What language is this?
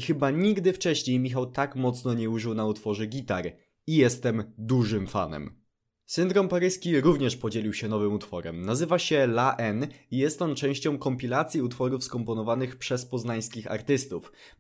Polish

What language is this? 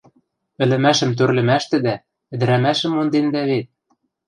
Western Mari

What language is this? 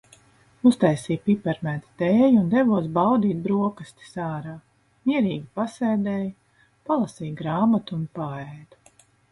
Latvian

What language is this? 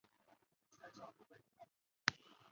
Chinese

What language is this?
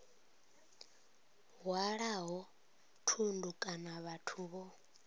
Venda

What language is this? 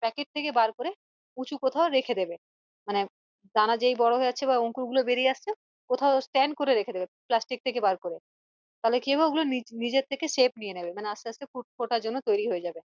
Bangla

